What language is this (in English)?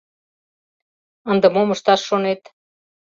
Mari